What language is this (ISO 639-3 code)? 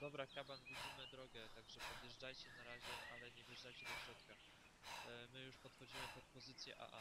pol